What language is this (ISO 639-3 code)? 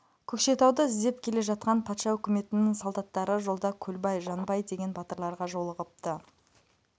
kaz